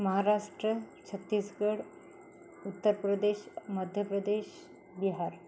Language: Marathi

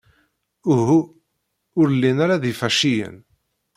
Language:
Kabyle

